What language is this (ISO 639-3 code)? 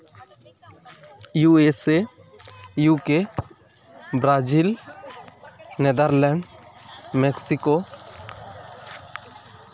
sat